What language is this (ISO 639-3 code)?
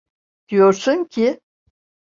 tur